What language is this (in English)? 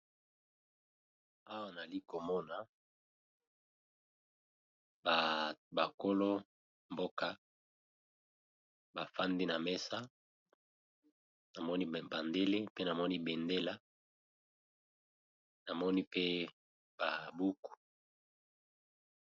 Lingala